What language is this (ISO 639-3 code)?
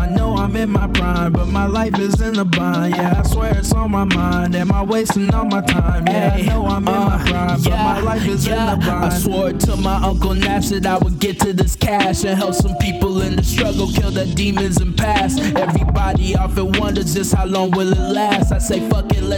eng